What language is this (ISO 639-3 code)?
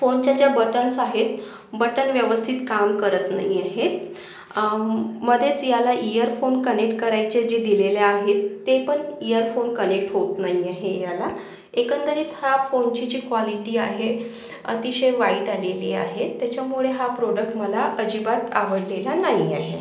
mar